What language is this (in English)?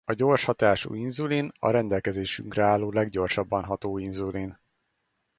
Hungarian